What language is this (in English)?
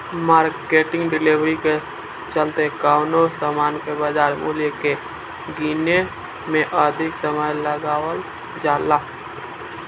Bhojpuri